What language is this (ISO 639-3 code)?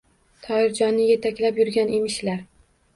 uzb